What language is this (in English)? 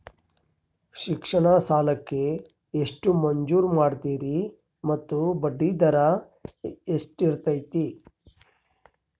Kannada